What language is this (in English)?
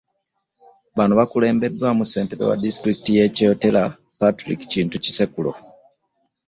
Ganda